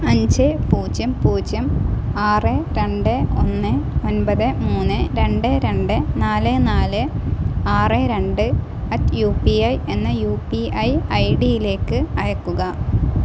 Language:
Malayalam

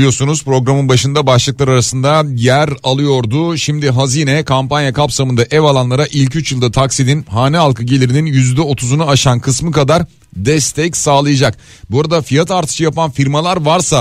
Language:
Turkish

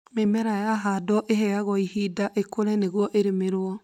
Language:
Kikuyu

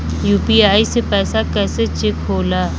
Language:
Bhojpuri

